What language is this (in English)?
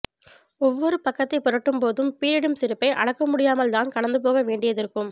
Tamil